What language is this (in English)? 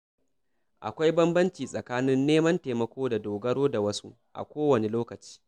Hausa